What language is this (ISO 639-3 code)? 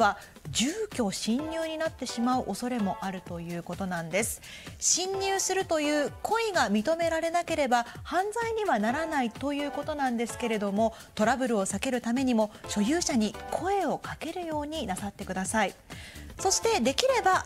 jpn